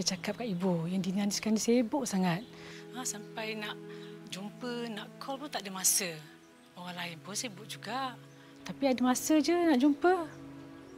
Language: Malay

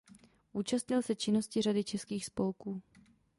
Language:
Czech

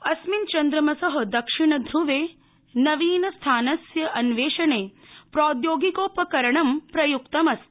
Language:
Sanskrit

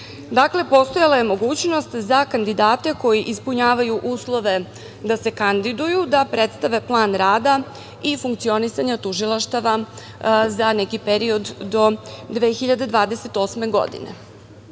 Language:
Serbian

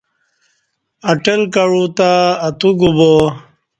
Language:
Kati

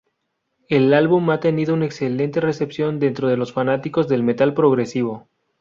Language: Spanish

